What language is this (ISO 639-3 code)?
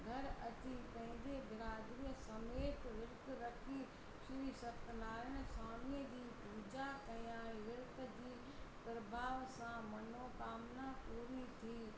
snd